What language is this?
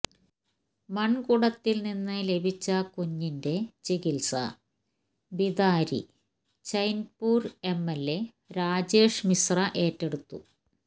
Malayalam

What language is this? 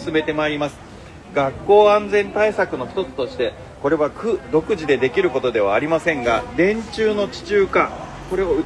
Japanese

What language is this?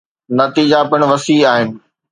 Sindhi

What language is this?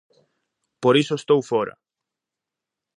Galician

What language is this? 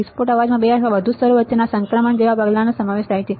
Gujarati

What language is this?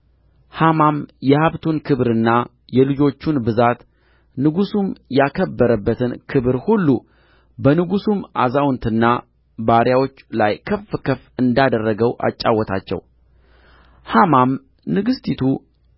Amharic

